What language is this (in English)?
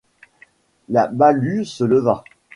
French